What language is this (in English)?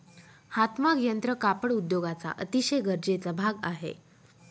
Marathi